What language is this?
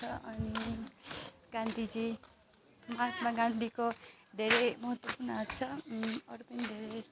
Nepali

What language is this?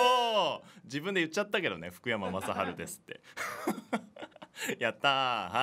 Japanese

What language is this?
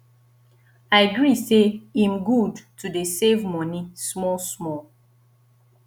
Nigerian Pidgin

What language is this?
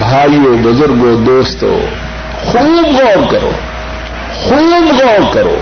Urdu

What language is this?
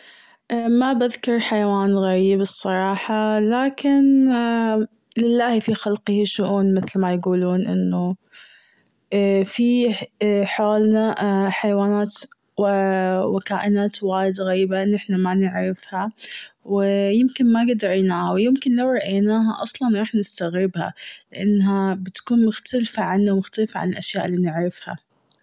Gulf Arabic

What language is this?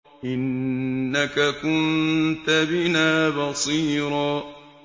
Arabic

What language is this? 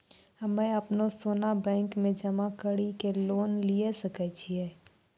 Maithili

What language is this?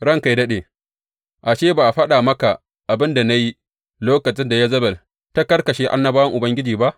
Hausa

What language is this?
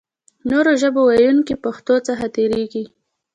Pashto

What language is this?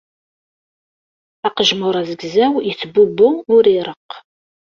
Kabyle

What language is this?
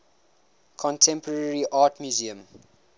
English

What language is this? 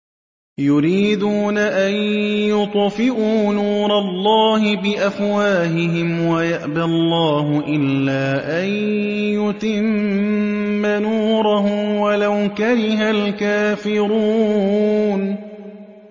Arabic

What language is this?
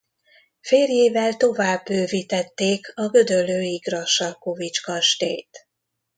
Hungarian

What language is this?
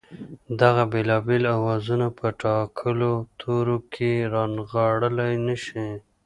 Pashto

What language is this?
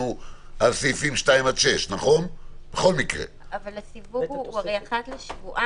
Hebrew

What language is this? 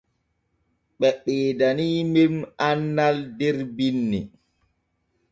Borgu Fulfulde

